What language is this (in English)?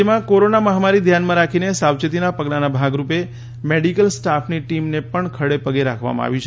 Gujarati